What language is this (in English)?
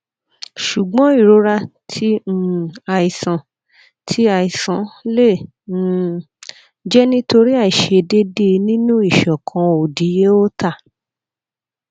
Yoruba